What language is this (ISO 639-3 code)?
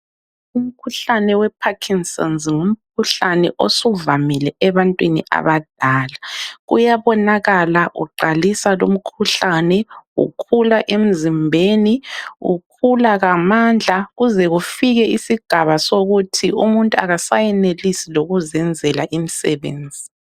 nde